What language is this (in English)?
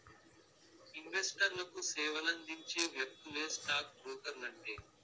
Telugu